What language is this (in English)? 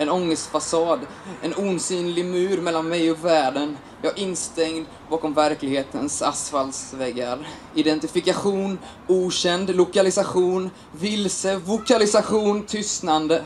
Swedish